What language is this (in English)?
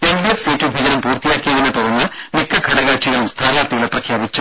Malayalam